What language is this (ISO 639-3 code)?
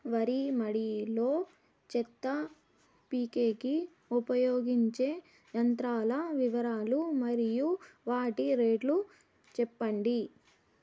tel